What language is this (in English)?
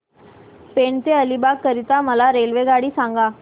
Marathi